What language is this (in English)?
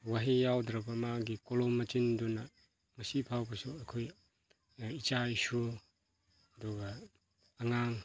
Manipuri